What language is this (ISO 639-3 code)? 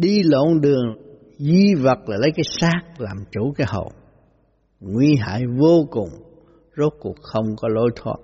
vie